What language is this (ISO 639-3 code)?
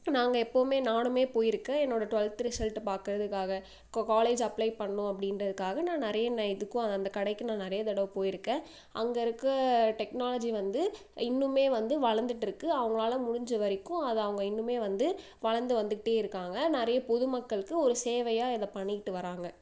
tam